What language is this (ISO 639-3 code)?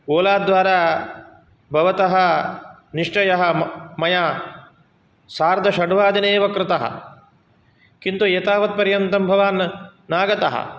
san